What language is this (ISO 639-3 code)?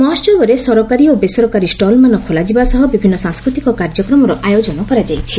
ori